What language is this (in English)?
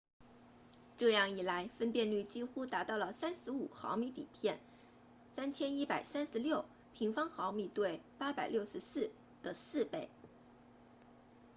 Chinese